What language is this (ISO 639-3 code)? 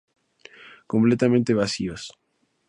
spa